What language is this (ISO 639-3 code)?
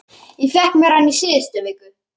isl